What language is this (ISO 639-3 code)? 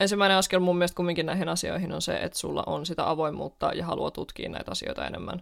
fin